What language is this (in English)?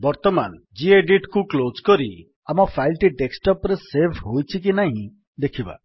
Odia